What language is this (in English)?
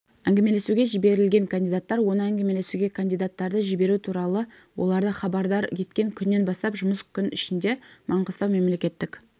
Kazakh